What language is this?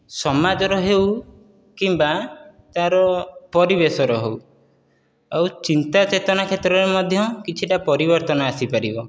Odia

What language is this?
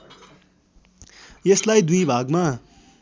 Nepali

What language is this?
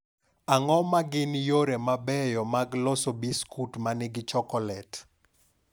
Luo (Kenya and Tanzania)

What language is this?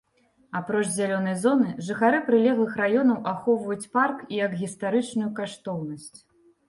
Belarusian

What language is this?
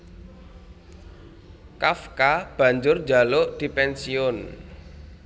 Javanese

